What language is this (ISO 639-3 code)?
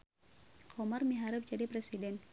sun